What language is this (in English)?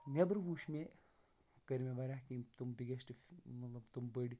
Kashmiri